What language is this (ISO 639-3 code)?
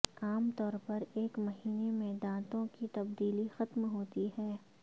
urd